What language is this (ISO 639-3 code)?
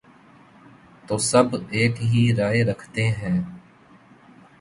urd